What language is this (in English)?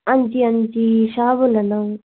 Dogri